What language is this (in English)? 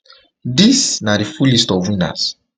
Nigerian Pidgin